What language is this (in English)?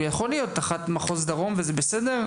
Hebrew